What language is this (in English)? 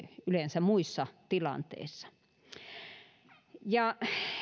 Finnish